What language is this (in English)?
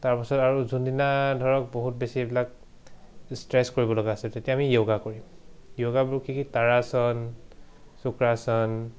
Assamese